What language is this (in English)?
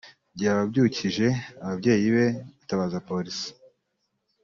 Kinyarwanda